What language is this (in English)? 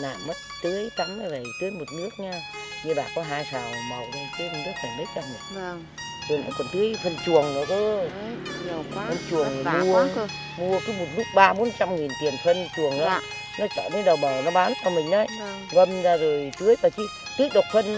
Vietnamese